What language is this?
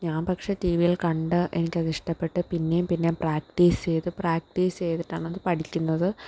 Malayalam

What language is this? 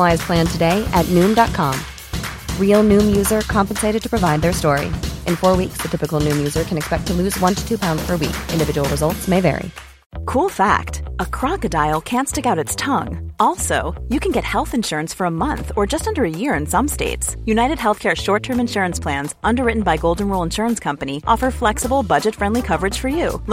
Danish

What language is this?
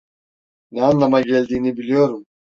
Turkish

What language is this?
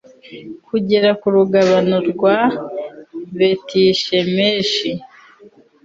Kinyarwanda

